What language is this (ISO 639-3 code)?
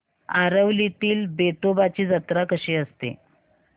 mar